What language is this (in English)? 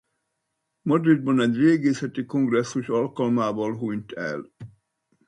Hungarian